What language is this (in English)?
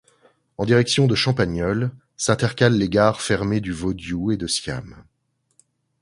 French